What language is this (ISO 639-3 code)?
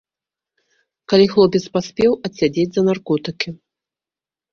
bel